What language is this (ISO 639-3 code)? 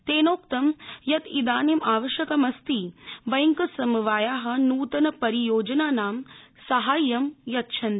san